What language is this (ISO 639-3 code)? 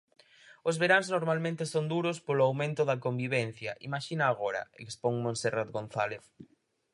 glg